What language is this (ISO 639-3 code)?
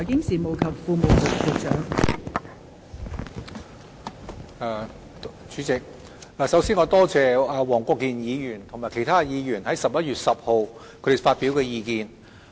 yue